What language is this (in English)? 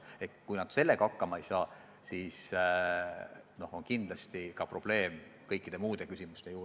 Estonian